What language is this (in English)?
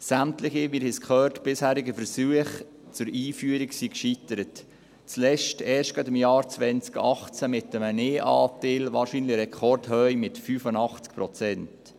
Swiss German